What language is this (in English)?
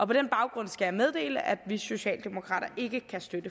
Danish